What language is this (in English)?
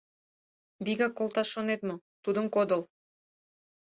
Mari